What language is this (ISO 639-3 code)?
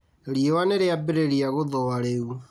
kik